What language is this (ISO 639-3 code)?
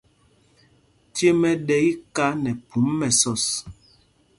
mgg